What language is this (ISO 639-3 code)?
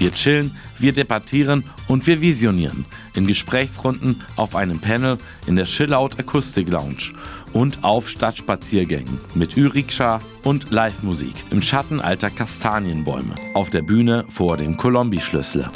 deu